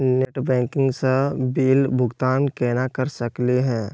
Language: Magahi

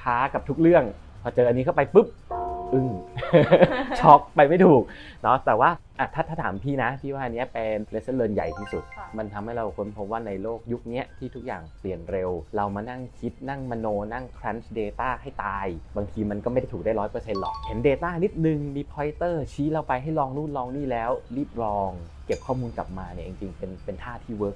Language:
Thai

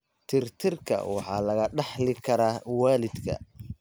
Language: Somali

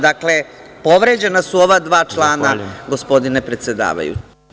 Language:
Serbian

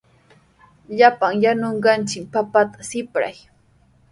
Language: Sihuas Ancash Quechua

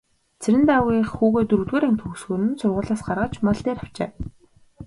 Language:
Mongolian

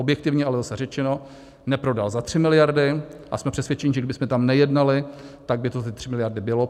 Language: Czech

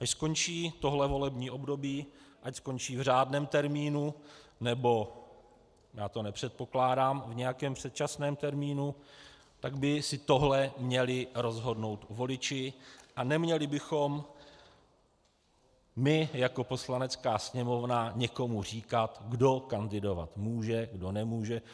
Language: Czech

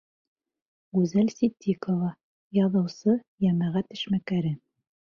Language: Bashkir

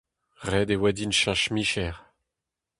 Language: Breton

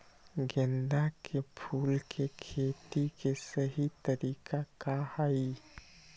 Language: Magahi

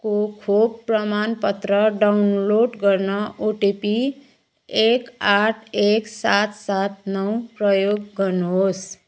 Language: Nepali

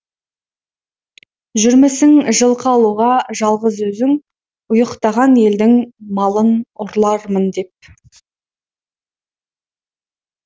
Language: Kazakh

